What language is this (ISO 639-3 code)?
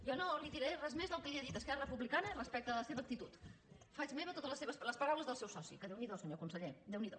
cat